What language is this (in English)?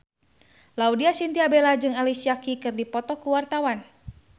Sundanese